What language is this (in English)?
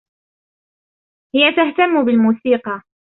Arabic